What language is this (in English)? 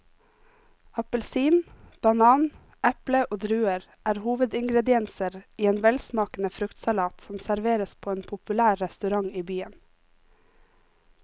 Norwegian